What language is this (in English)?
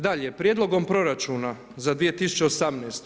Croatian